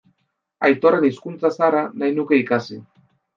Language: Basque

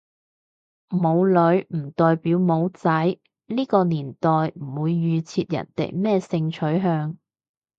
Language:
Cantonese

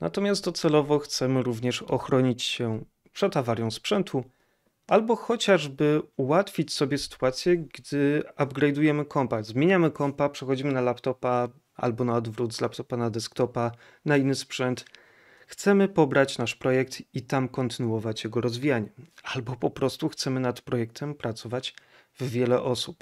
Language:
Polish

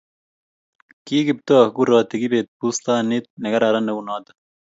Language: Kalenjin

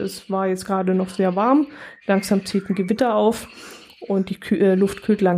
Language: German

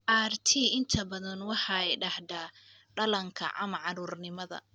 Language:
Somali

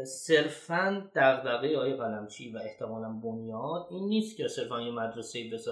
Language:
Persian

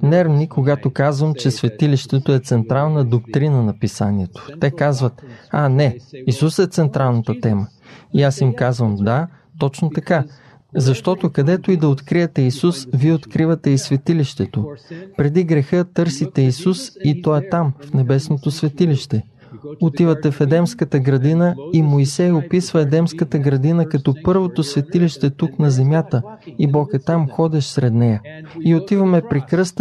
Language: Bulgarian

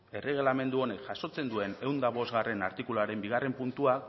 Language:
Basque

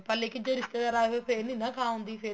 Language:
Punjabi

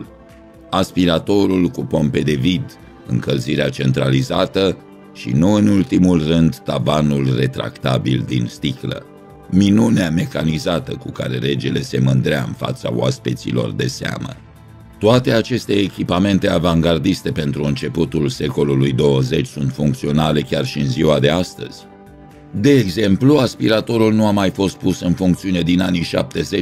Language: Romanian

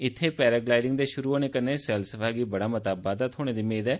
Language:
Dogri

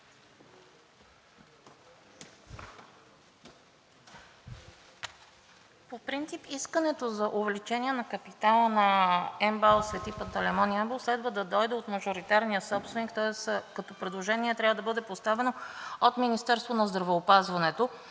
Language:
Bulgarian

